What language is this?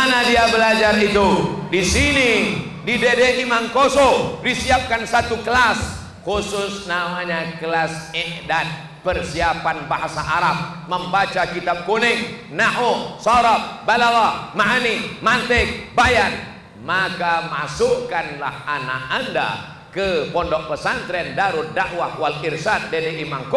Indonesian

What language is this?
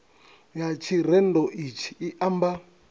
Venda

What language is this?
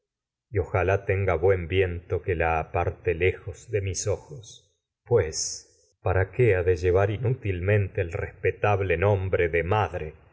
Spanish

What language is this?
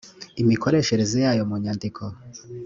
Kinyarwanda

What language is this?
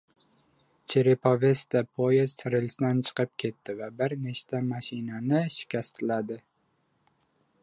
Uzbek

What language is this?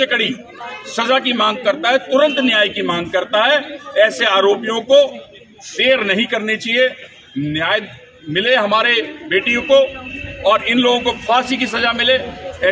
Hindi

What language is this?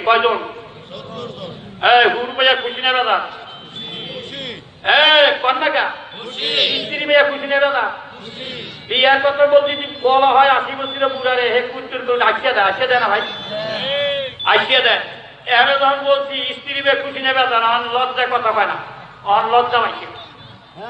Turkish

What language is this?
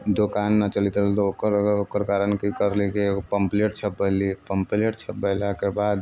Maithili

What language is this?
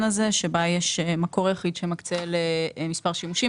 Hebrew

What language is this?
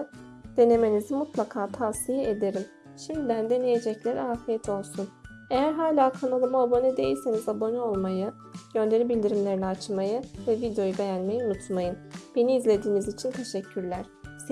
Turkish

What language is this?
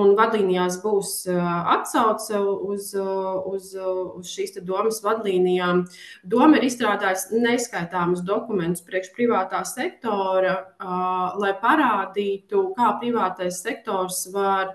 Latvian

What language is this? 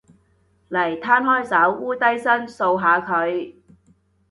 Cantonese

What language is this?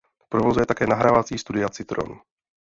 Czech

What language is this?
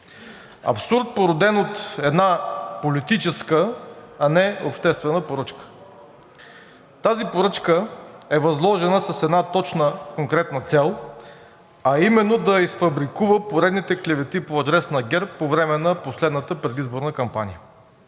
Bulgarian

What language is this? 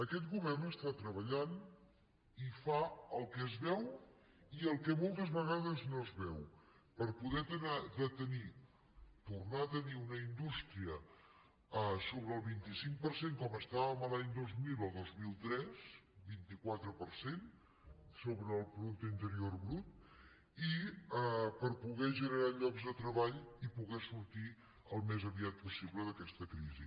Catalan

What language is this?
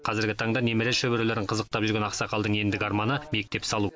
Kazakh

